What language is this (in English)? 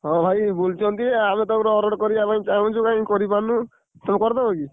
Odia